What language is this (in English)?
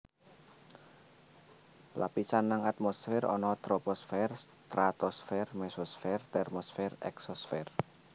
Javanese